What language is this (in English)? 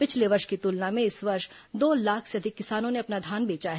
Hindi